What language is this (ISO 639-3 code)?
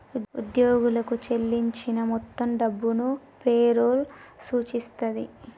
tel